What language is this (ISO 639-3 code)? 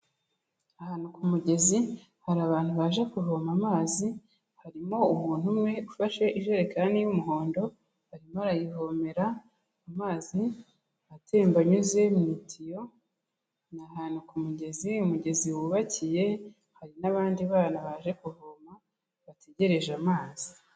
kin